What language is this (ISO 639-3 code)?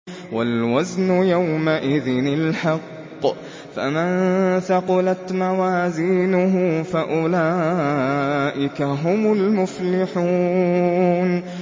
ara